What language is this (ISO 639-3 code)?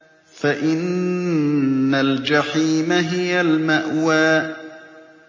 ara